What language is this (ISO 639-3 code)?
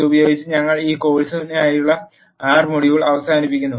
mal